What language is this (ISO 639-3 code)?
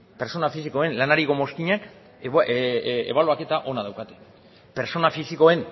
eus